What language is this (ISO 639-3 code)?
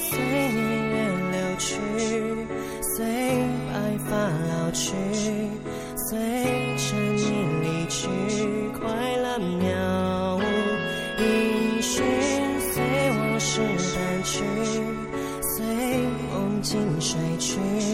zho